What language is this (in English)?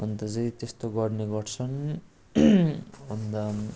Nepali